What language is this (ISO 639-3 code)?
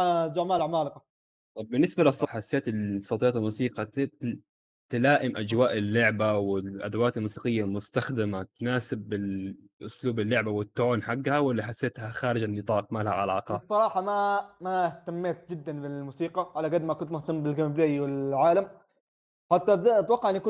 ara